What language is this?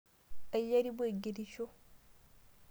Masai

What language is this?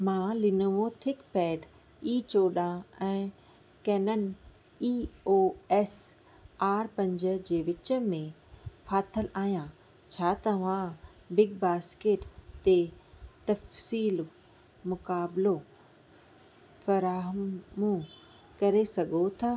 Sindhi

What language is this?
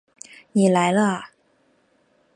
Chinese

